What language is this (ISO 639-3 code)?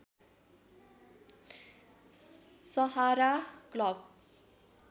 nep